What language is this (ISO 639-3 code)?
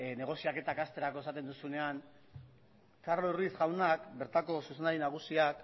eus